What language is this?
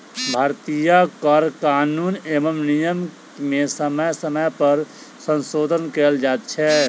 Maithili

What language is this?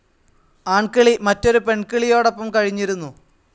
Malayalam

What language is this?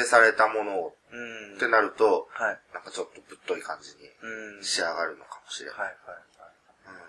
Japanese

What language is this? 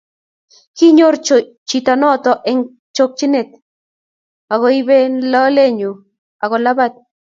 Kalenjin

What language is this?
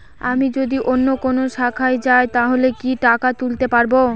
Bangla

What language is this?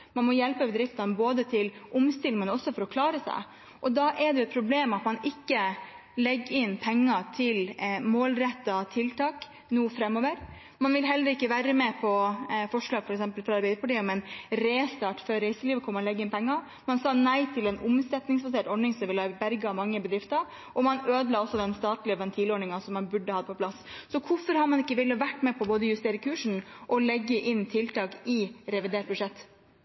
Norwegian Bokmål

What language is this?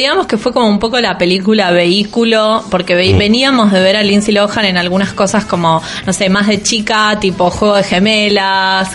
Spanish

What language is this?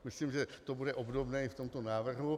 Czech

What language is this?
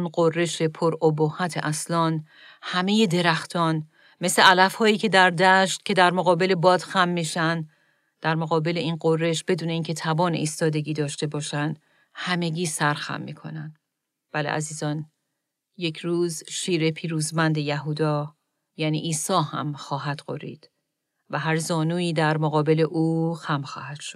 Persian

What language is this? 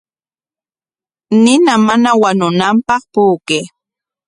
Corongo Ancash Quechua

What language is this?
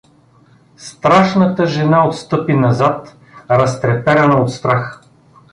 Bulgarian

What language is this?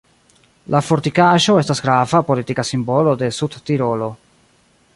Esperanto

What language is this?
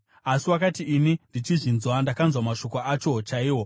Shona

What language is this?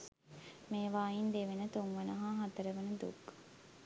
Sinhala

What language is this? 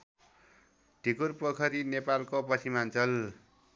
Nepali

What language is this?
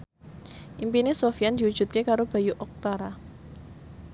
Javanese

